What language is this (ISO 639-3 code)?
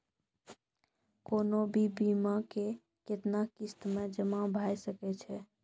mai